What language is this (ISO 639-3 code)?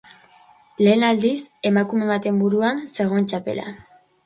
eus